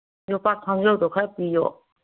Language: Manipuri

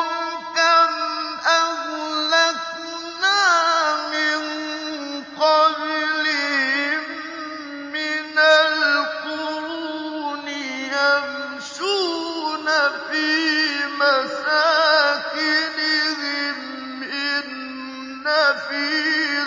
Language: Arabic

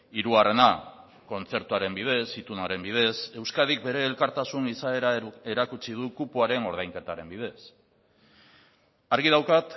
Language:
Basque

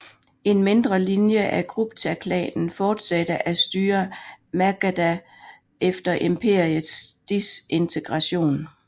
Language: Danish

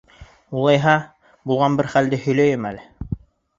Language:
Bashkir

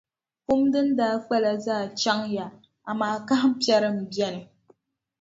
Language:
Dagbani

